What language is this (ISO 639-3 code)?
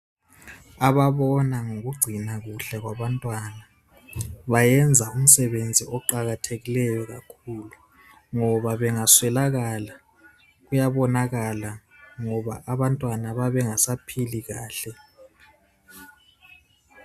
nde